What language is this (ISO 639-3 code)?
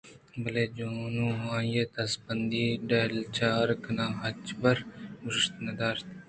bgp